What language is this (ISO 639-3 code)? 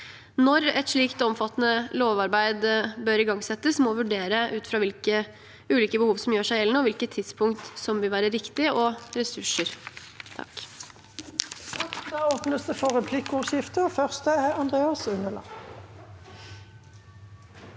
nor